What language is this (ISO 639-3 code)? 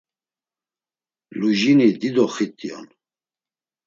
lzz